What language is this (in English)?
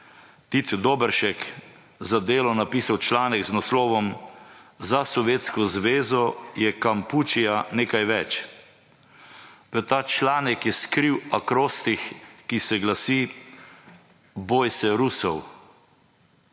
Slovenian